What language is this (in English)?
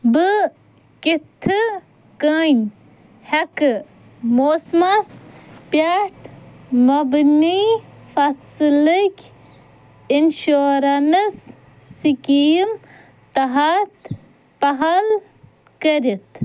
Kashmiri